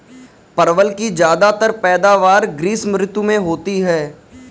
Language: Hindi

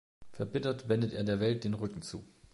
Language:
German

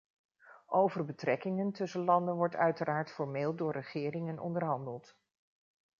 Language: Dutch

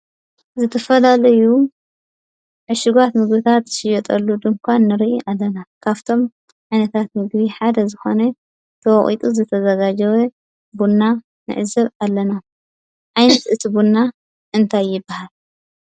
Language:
Tigrinya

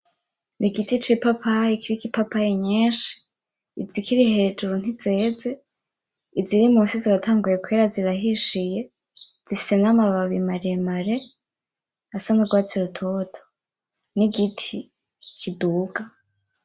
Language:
Rundi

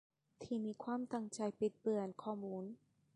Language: Thai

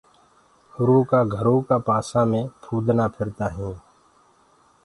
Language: Gurgula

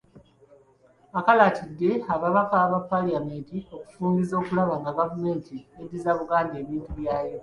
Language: Ganda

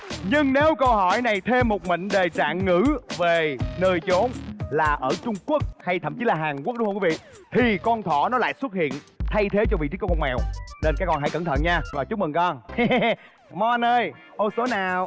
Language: Vietnamese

